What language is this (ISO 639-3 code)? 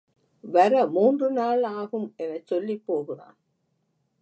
tam